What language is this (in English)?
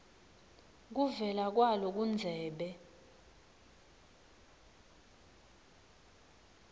Swati